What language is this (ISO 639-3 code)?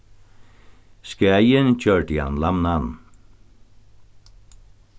fao